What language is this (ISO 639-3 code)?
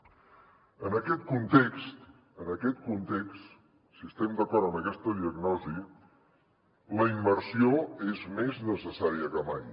cat